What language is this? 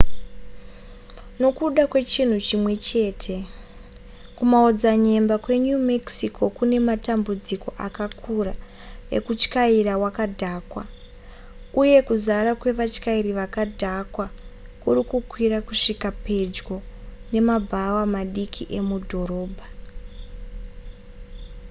Shona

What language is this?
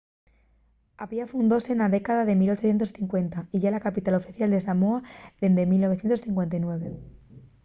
Asturian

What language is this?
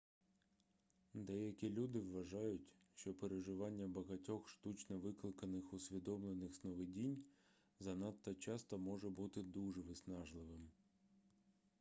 Ukrainian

